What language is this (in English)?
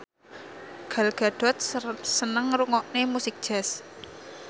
Javanese